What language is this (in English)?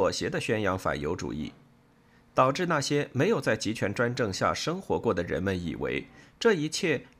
Chinese